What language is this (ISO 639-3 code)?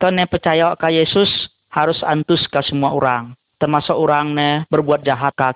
msa